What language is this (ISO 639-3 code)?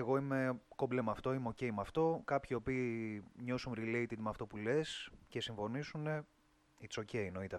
ell